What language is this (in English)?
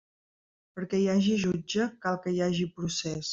Catalan